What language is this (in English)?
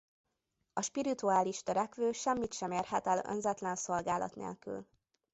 Hungarian